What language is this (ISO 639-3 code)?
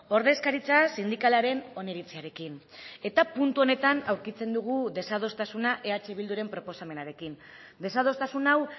eus